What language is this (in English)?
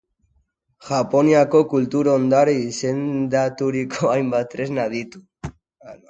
Basque